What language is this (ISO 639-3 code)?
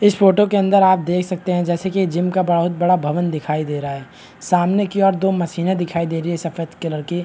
hin